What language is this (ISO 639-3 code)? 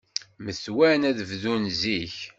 kab